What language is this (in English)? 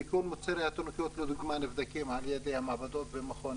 Hebrew